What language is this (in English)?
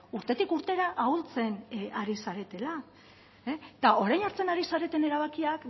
Basque